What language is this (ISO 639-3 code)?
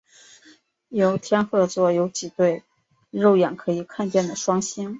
zho